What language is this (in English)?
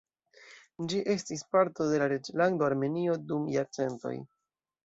Esperanto